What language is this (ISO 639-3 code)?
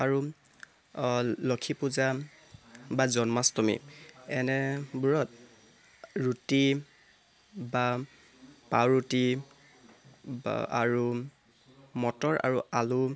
asm